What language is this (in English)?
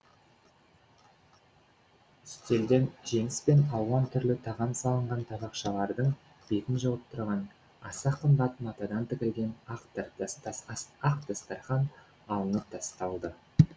Kazakh